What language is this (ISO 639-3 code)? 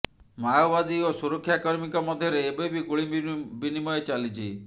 ori